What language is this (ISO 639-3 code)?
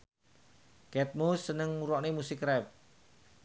jav